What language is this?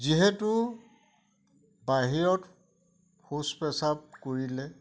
Assamese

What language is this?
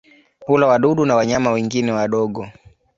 Swahili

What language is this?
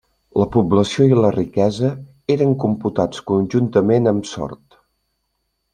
Catalan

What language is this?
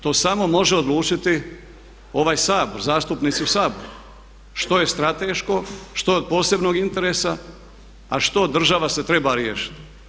Croatian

